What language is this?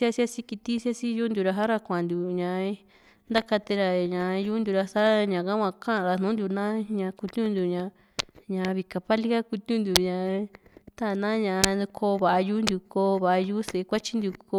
Juxtlahuaca Mixtec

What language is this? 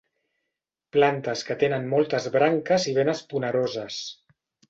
Catalan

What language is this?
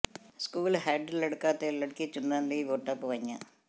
Punjabi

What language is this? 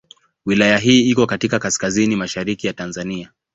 Swahili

